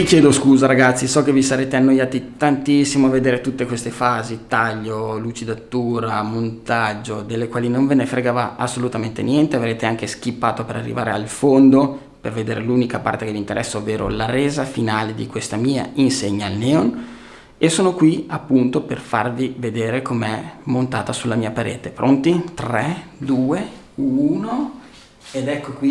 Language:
Italian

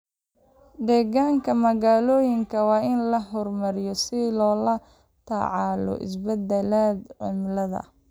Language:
Somali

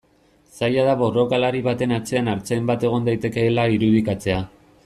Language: Basque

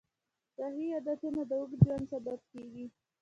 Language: Pashto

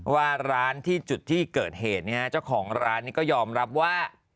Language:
Thai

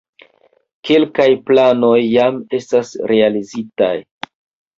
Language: Esperanto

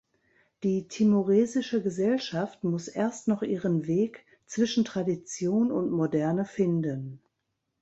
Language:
German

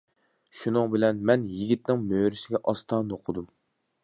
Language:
Uyghur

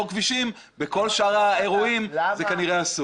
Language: Hebrew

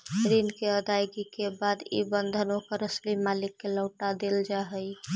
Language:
Magahi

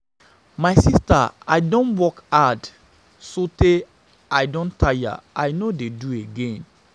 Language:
Nigerian Pidgin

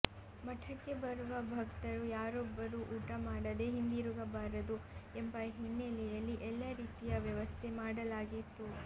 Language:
Kannada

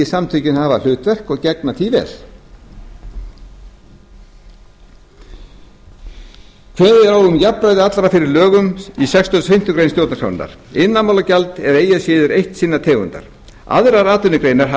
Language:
Icelandic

